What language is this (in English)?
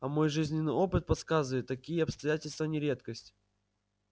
Russian